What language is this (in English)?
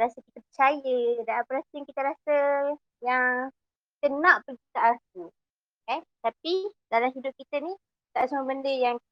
Malay